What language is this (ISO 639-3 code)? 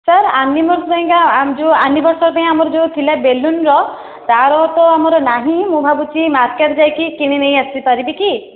ori